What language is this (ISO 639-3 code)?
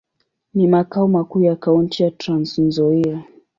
swa